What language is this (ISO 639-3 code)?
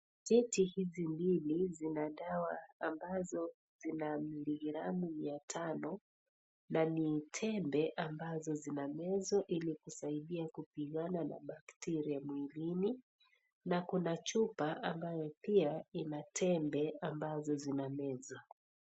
swa